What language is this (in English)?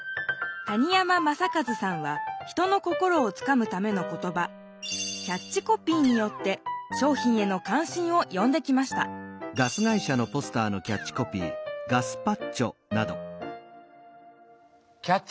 Japanese